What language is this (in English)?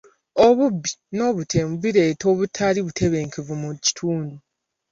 Ganda